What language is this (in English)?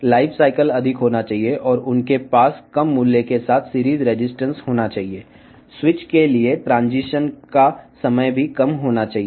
Telugu